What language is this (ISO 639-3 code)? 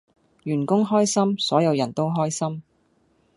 yue